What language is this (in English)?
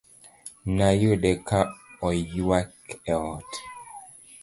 Luo (Kenya and Tanzania)